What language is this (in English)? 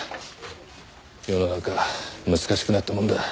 Japanese